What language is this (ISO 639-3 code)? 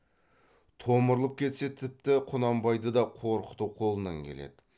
kaz